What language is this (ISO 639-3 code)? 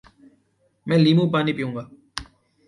urd